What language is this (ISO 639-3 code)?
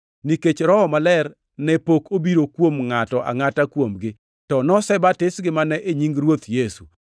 luo